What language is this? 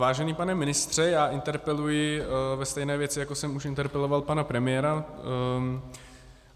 Czech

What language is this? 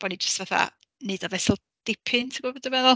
Welsh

